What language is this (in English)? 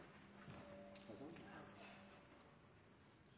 Norwegian Nynorsk